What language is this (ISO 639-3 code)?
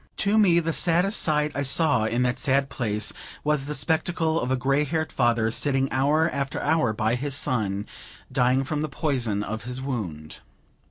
eng